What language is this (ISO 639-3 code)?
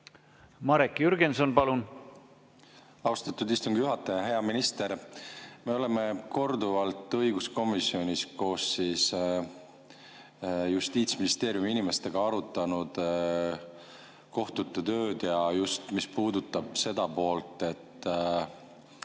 est